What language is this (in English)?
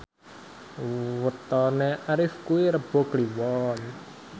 Javanese